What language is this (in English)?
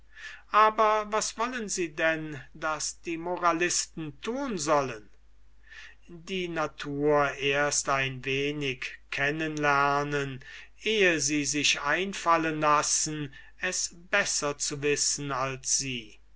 German